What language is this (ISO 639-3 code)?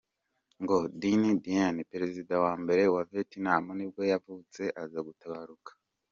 kin